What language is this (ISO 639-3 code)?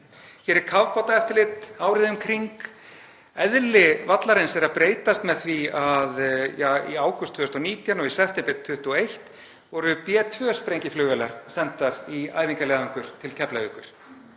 isl